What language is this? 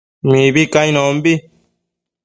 Matsés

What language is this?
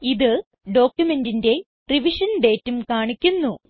Malayalam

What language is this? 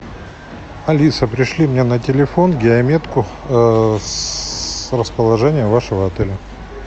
Russian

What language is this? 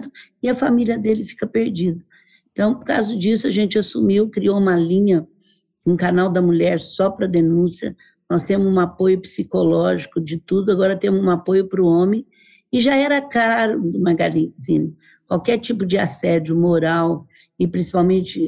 Portuguese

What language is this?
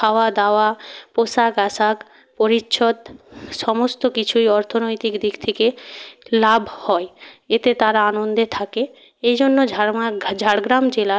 Bangla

